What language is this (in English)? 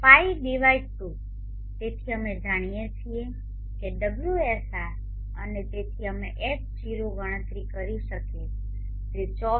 Gujarati